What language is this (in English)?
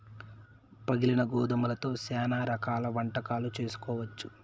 Telugu